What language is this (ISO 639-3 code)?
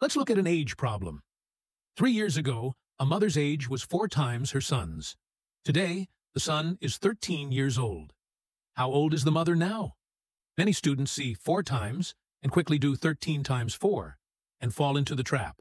eng